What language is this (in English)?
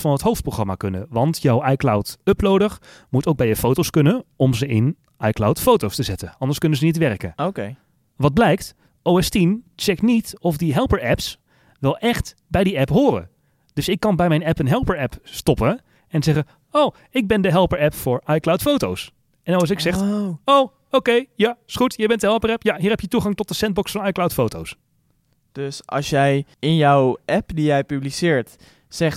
Dutch